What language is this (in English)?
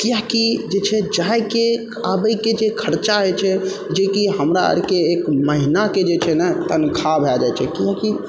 Maithili